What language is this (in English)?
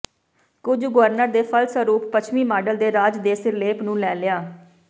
Punjabi